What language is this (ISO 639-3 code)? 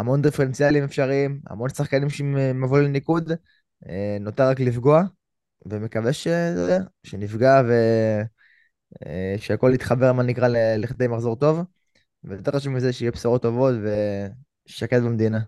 heb